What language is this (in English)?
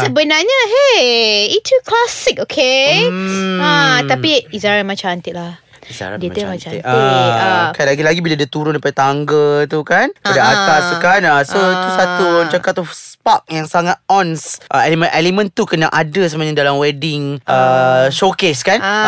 Malay